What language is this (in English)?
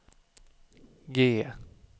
Swedish